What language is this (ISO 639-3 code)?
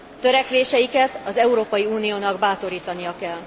hun